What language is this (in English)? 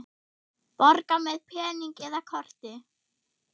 Icelandic